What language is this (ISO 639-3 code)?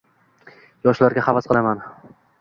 uzb